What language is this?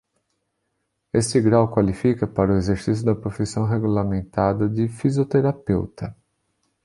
Portuguese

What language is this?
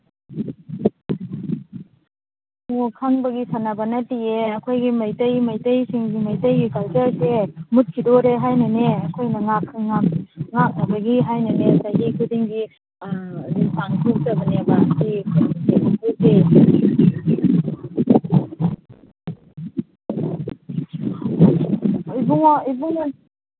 Manipuri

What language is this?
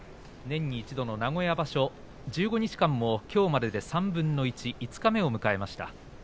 Japanese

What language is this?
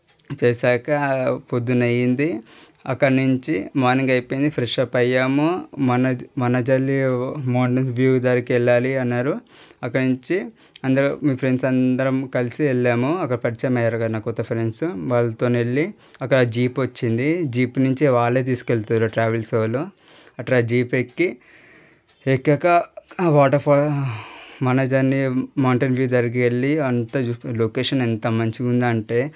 Telugu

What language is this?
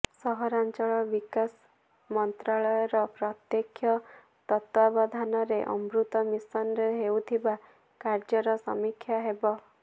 Odia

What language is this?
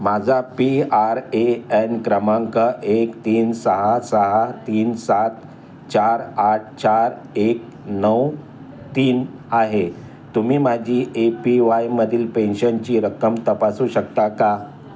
Marathi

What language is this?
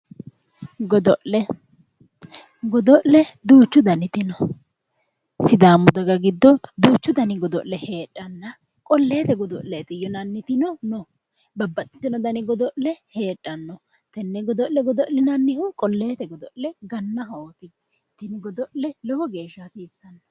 Sidamo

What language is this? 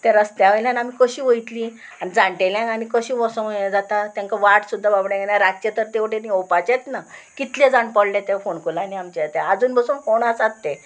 Konkani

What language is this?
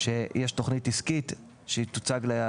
Hebrew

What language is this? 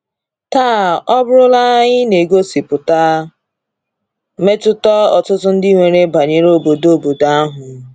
Igbo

